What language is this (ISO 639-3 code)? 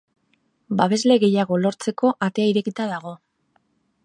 eus